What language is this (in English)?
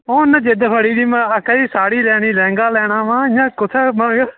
Dogri